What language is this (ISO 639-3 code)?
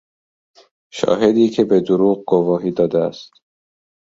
fas